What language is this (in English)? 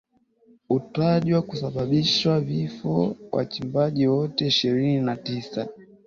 Swahili